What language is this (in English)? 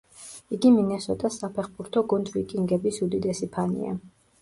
Georgian